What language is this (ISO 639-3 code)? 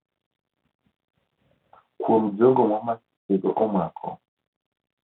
luo